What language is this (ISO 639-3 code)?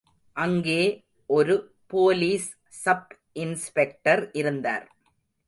tam